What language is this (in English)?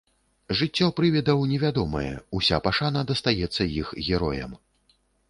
Belarusian